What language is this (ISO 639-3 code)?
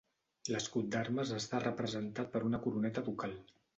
cat